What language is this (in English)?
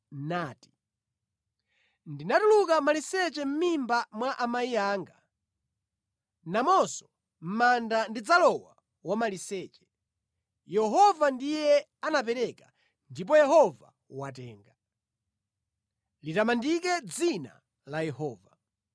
Nyanja